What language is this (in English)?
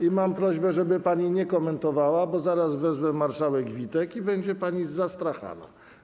Polish